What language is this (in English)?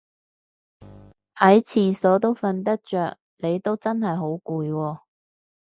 Cantonese